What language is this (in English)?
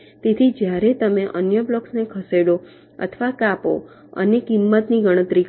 Gujarati